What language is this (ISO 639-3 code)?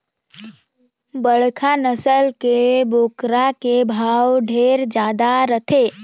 hne